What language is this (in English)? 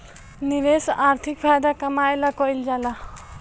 Bhojpuri